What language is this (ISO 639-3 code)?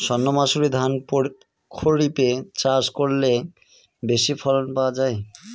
ben